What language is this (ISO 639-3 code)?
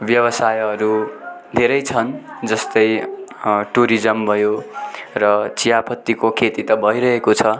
nep